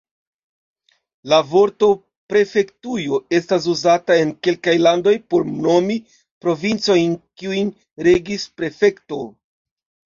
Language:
Esperanto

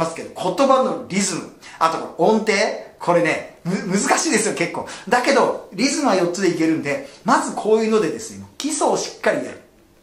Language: Japanese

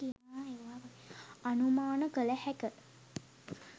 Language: Sinhala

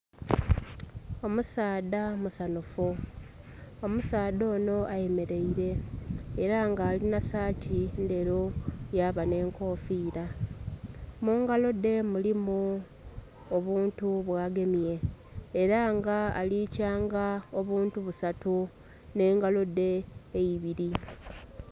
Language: Soga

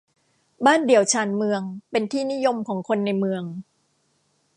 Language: Thai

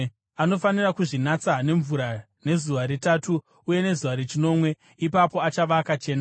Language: Shona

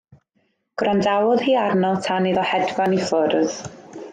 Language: Welsh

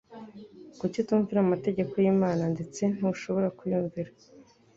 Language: Kinyarwanda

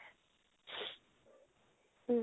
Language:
Assamese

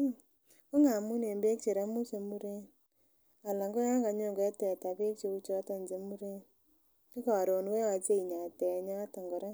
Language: Kalenjin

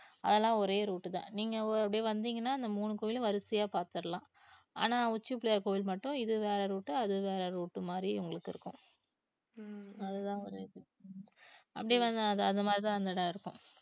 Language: Tamil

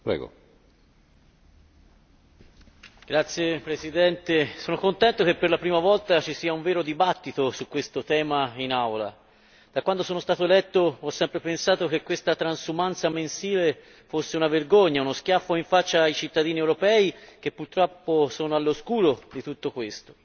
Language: Italian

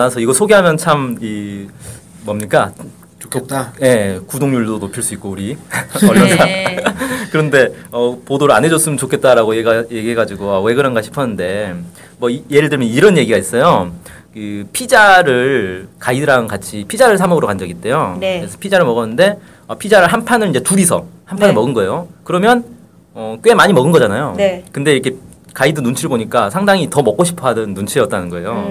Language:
Korean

